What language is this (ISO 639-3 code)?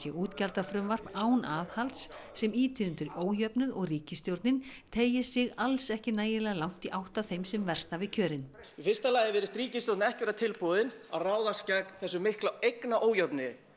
isl